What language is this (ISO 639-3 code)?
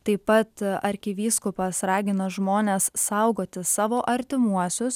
lit